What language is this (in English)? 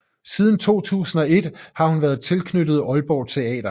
Danish